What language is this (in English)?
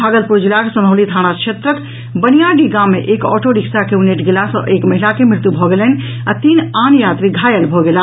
Maithili